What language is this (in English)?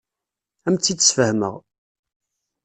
Kabyle